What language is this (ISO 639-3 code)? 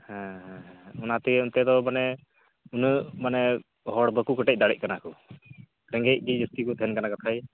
sat